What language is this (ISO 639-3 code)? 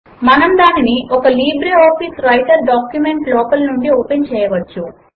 tel